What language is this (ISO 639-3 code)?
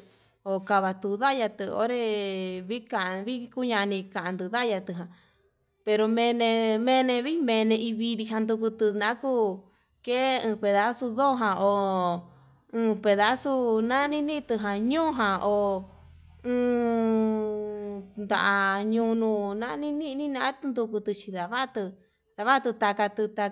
mab